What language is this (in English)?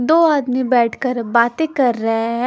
Hindi